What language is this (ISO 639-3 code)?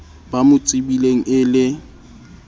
sot